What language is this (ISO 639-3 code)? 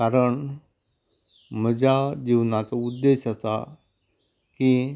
kok